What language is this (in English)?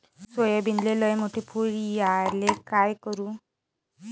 Marathi